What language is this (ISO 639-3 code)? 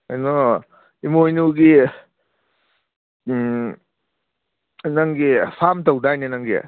mni